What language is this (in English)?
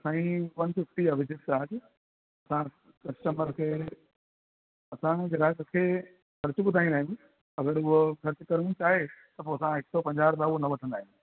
Sindhi